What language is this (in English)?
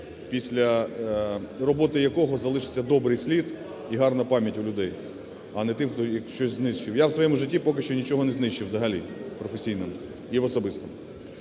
Ukrainian